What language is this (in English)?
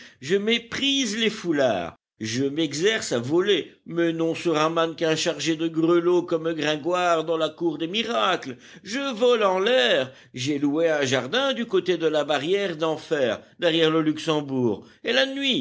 French